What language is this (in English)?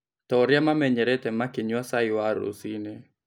Kikuyu